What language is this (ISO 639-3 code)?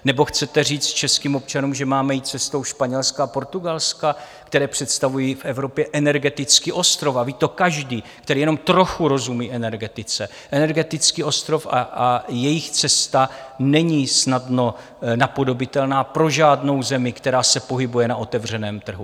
ces